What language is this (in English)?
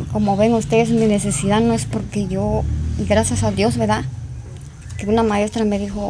Spanish